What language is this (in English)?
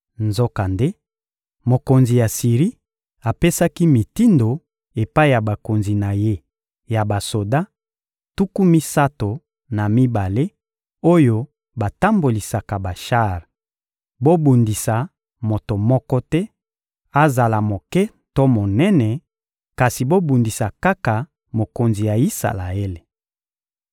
Lingala